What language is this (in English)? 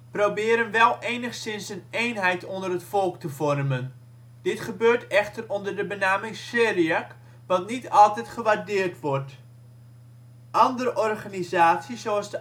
Dutch